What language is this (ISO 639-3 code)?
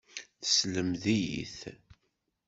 kab